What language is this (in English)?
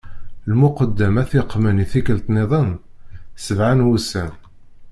Kabyle